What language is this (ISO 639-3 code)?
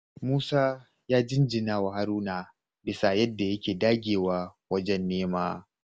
hau